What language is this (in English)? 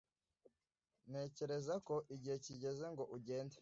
Kinyarwanda